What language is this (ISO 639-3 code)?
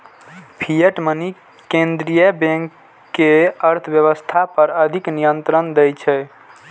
mai